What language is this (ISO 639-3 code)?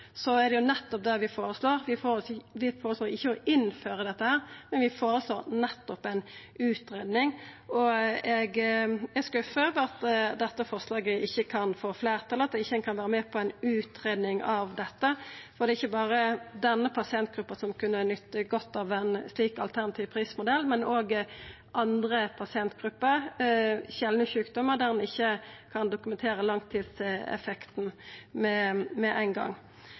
nno